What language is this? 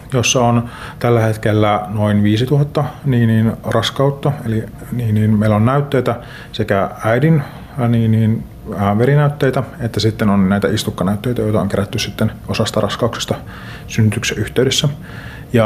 Finnish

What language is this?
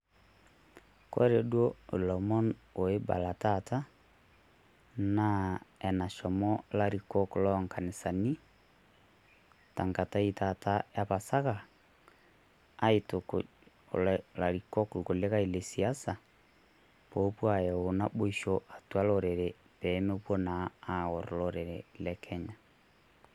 Masai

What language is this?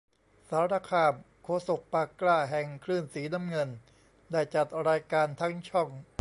Thai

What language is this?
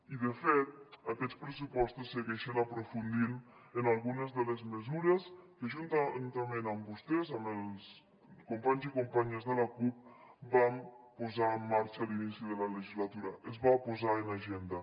Catalan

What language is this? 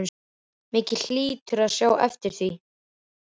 Icelandic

